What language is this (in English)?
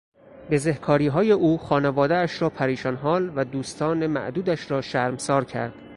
Persian